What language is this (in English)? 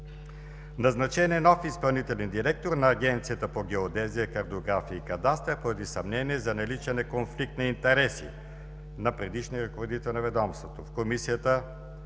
Bulgarian